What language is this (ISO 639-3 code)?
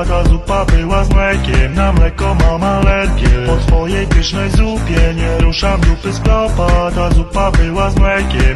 pol